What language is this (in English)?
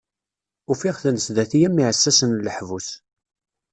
Kabyle